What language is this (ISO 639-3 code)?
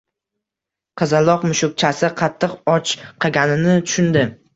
uzb